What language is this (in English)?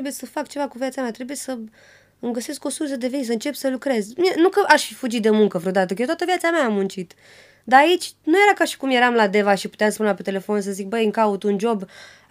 Romanian